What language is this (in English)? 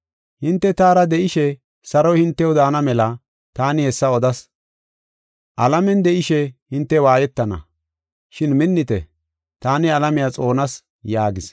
Gofa